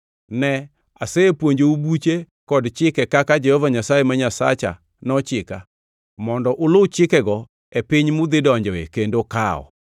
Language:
Luo (Kenya and Tanzania)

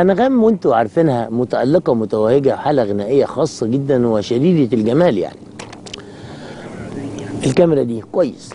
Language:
Arabic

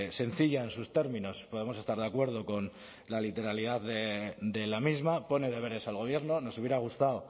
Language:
Spanish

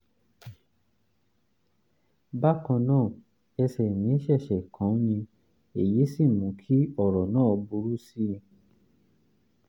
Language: Yoruba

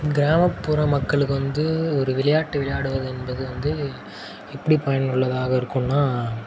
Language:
Tamil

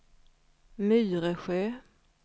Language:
Swedish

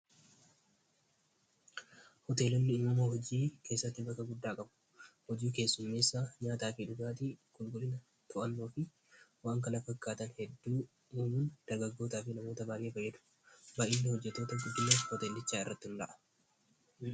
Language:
Oromo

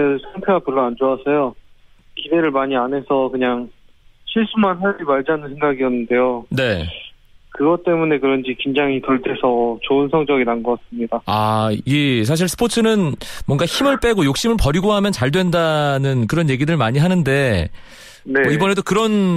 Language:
Korean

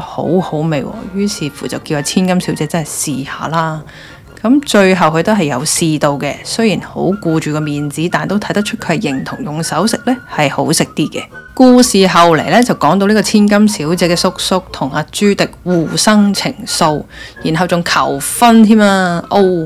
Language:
Chinese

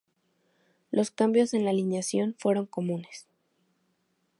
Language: Spanish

